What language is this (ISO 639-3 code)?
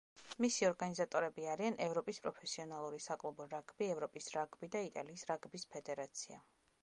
kat